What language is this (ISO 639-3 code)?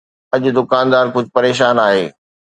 snd